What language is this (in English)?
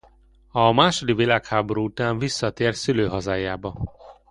Hungarian